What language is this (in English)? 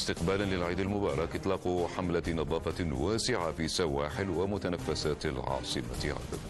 Arabic